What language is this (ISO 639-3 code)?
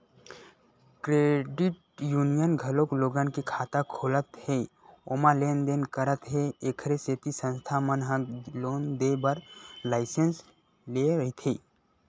hne